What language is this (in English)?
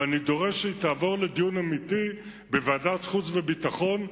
Hebrew